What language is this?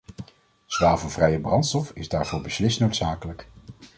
Dutch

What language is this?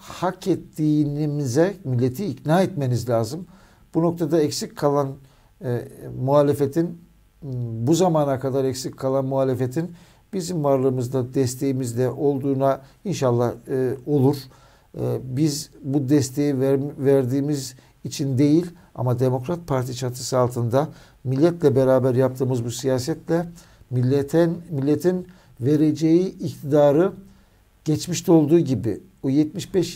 Turkish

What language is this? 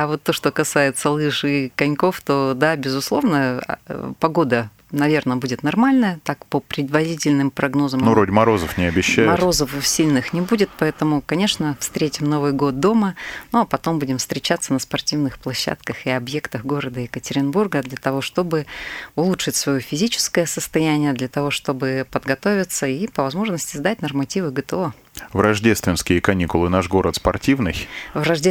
Russian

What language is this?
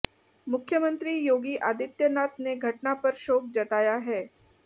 Hindi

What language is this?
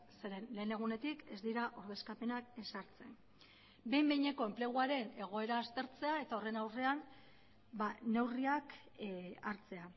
Basque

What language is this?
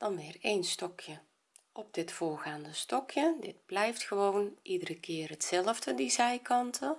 Dutch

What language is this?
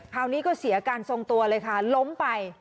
Thai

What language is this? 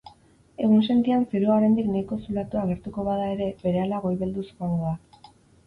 Basque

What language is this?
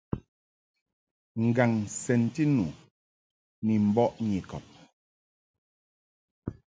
Mungaka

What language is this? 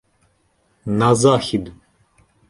Ukrainian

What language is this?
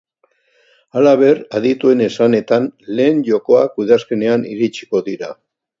Basque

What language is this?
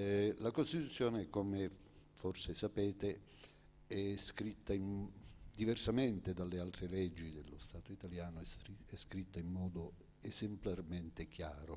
Italian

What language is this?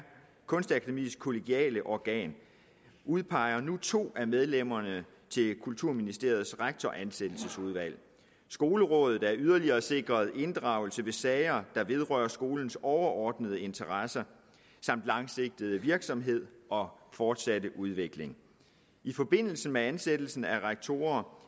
Danish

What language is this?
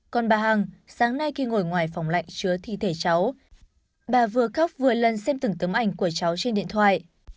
Vietnamese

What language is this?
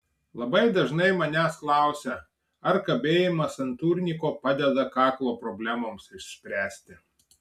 Lithuanian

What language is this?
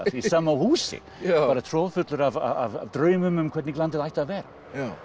Icelandic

